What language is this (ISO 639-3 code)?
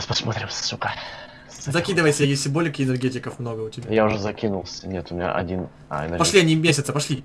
rus